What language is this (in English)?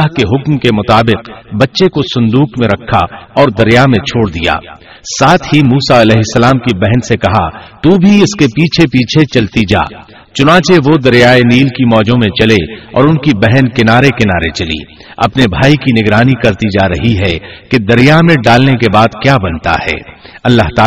Urdu